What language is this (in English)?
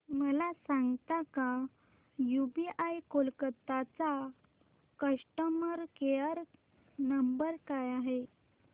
Marathi